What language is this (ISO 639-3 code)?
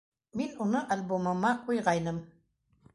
bak